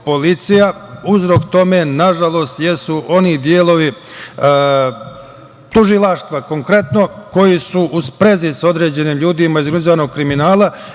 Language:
Serbian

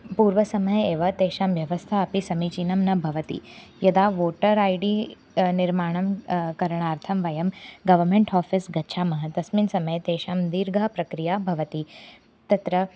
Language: Sanskrit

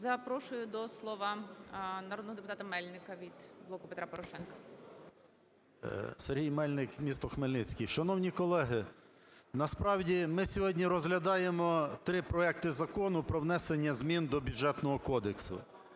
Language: Ukrainian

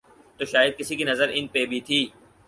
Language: Urdu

